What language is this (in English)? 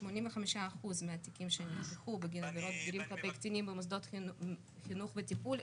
Hebrew